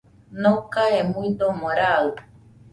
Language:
Nüpode Huitoto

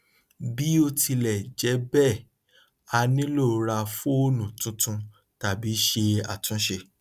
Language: Yoruba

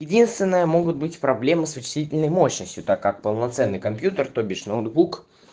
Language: Russian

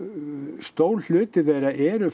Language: Icelandic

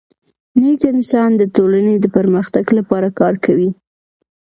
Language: Pashto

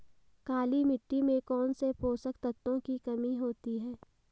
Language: Hindi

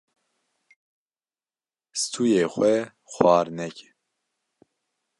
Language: Kurdish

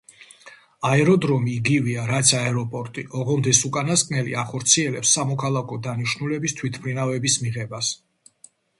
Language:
Georgian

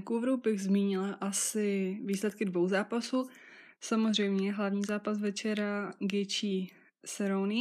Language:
Czech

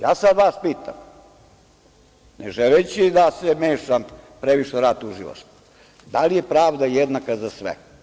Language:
Serbian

